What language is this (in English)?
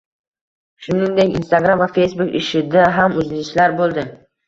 Uzbek